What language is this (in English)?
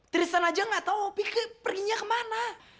Indonesian